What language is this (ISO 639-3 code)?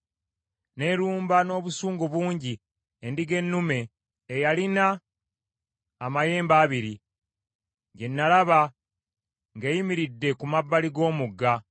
lug